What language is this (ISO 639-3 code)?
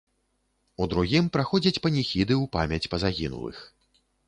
bel